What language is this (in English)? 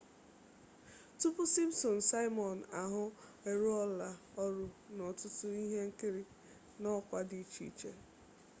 Igbo